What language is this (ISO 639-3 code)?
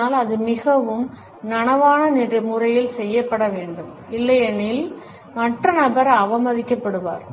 tam